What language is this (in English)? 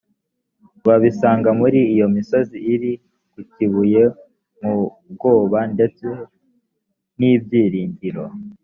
Kinyarwanda